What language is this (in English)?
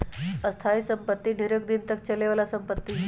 Magahi